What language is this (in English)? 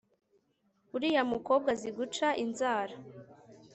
Kinyarwanda